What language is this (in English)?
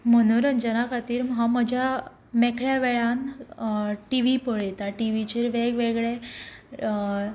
Konkani